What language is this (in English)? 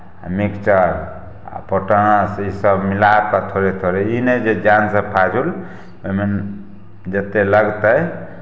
Maithili